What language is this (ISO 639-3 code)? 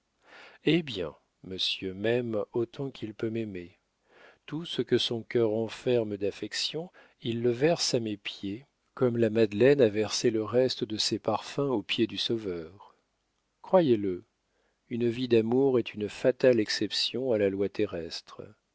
fra